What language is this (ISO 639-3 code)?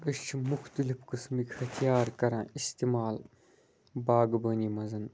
kas